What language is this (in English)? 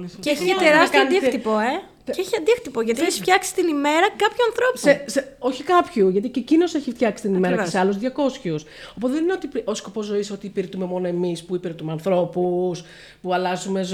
Greek